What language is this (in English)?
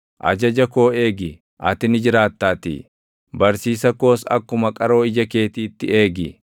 Oromo